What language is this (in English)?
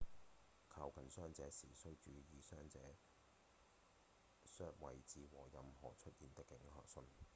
Cantonese